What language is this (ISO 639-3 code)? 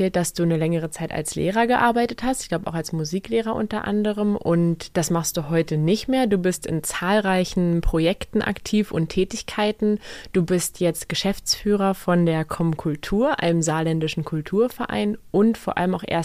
deu